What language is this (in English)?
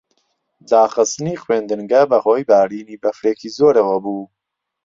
Central Kurdish